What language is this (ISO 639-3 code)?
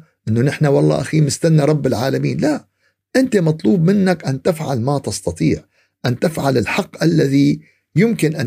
ara